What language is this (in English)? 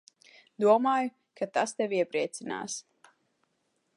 Latvian